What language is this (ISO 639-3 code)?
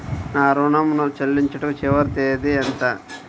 tel